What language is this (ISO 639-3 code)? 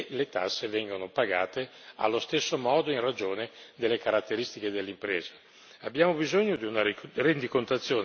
ita